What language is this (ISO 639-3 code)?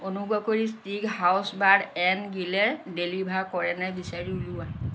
asm